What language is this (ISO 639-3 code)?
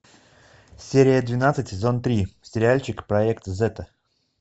rus